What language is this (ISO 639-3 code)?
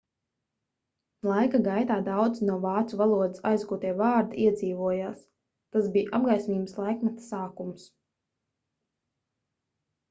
lav